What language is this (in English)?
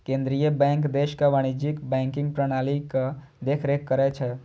Maithili